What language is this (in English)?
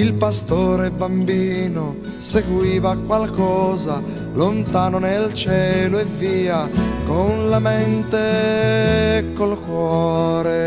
Italian